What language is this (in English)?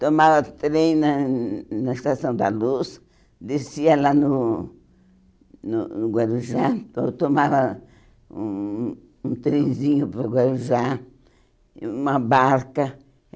Portuguese